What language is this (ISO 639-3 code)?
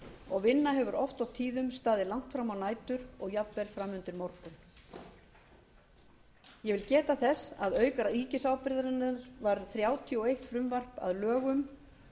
isl